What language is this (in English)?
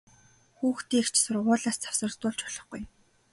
Mongolian